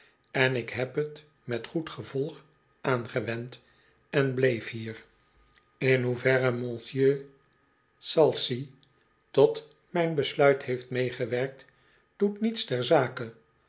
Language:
Dutch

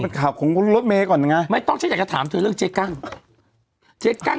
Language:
Thai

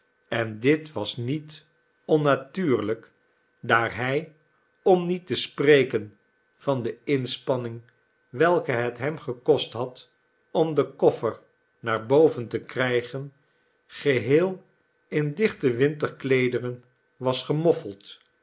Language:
Dutch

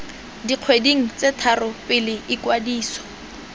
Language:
Tswana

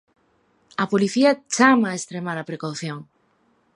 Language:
Galician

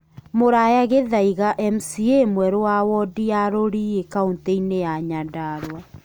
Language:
Kikuyu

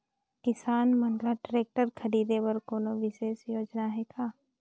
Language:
Chhattisgarhi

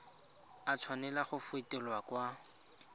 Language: Tswana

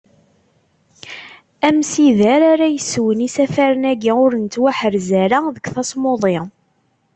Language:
Kabyle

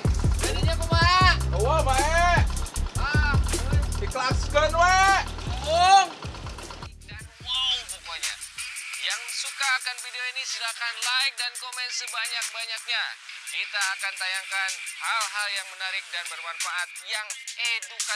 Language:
Indonesian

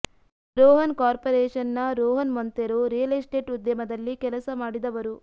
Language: Kannada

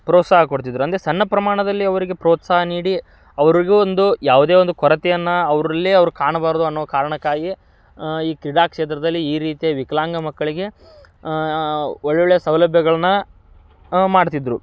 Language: Kannada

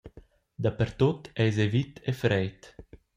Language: Romansh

